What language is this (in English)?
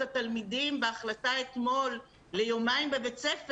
Hebrew